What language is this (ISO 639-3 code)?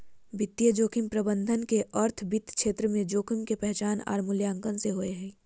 mag